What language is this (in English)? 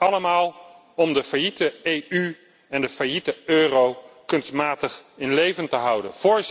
Dutch